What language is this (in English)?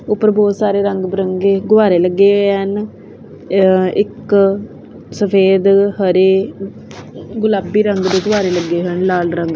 Punjabi